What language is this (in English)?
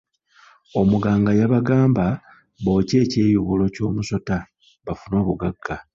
Ganda